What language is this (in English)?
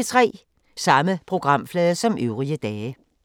Danish